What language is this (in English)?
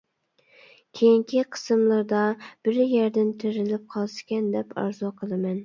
Uyghur